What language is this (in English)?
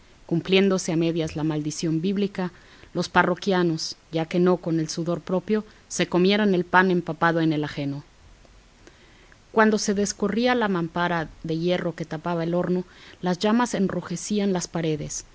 Spanish